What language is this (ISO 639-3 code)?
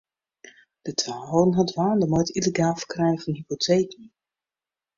fry